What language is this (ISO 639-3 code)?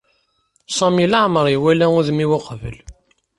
kab